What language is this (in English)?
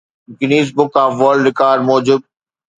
Sindhi